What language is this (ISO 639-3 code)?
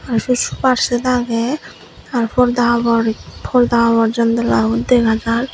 ccp